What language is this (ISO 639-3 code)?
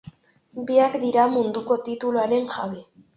eus